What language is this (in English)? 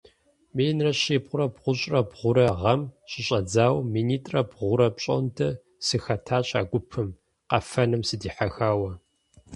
Kabardian